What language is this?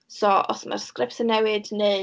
Welsh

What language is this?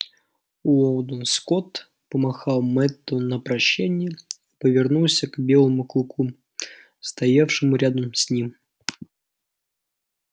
Russian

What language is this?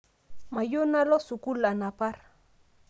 Masai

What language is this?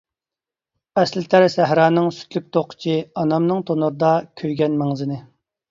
Uyghur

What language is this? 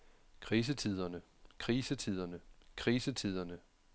Danish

